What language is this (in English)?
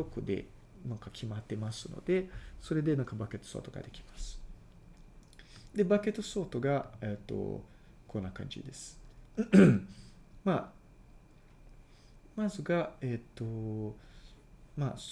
Japanese